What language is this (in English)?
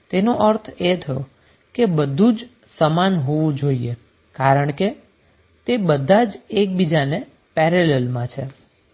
Gujarati